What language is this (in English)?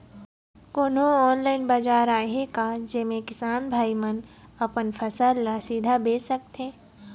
Chhattisgarhi